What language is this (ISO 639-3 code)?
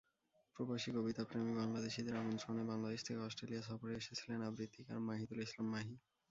ben